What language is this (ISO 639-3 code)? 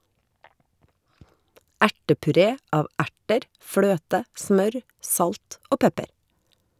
nor